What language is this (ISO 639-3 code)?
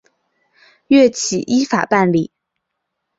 zho